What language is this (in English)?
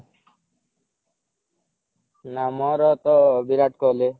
Odia